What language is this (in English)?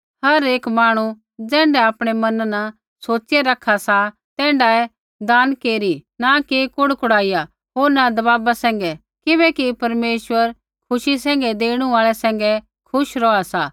Kullu Pahari